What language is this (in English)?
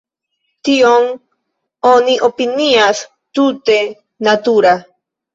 Esperanto